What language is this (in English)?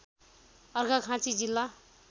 Nepali